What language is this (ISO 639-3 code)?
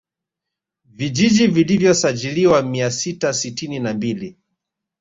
swa